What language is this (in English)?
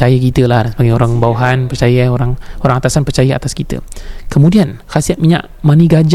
Malay